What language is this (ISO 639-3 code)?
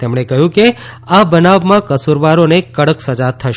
guj